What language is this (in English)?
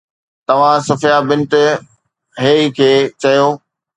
Sindhi